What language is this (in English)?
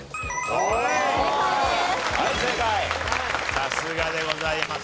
Japanese